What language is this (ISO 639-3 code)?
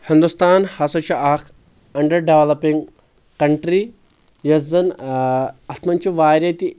kas